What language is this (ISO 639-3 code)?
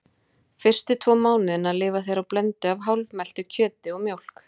isl